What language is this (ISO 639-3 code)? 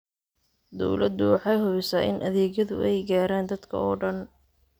som